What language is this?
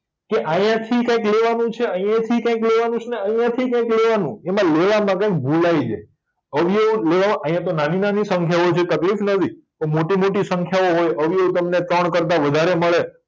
Gujarati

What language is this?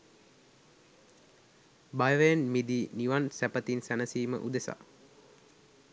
Sinhala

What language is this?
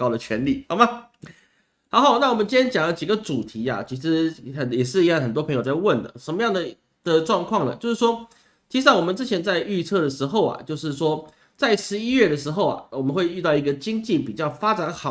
Chinese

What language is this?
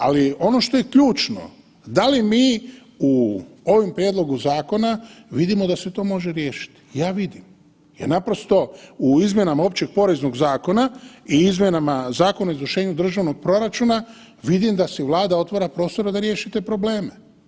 Croatian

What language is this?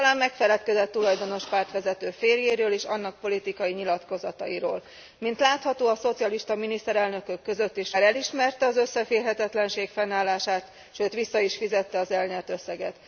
Hungarian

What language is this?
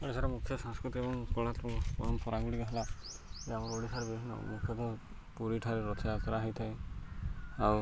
Odia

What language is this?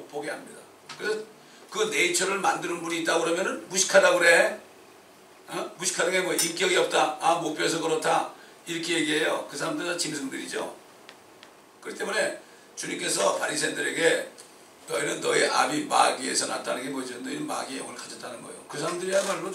Korean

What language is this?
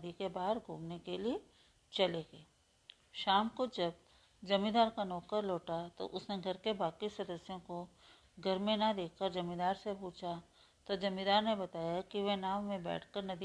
Hindi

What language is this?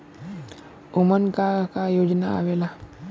Bhojpuri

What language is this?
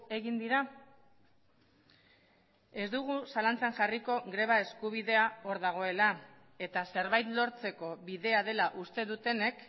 Basque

